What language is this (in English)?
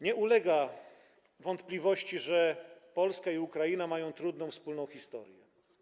Polish